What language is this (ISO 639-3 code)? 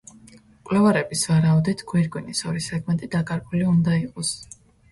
kat